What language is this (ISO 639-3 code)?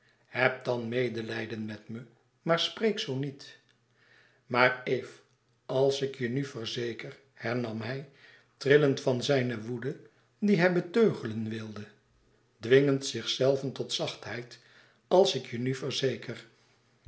nld